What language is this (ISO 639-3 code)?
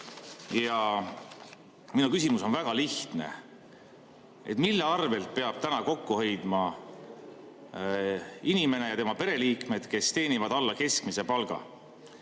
est